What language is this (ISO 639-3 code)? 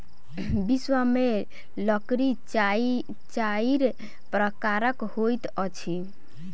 mai